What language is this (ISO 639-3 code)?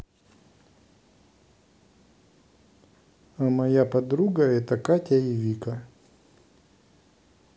rus